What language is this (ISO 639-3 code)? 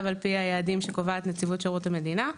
heb